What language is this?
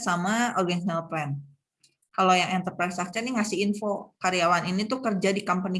Indonesian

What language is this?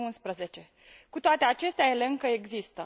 Romanian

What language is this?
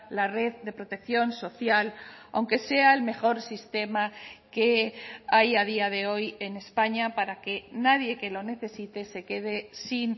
Spanish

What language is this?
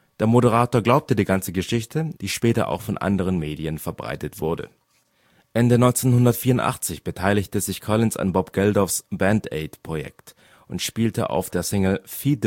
German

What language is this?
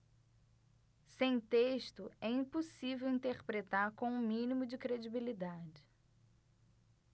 Portuguese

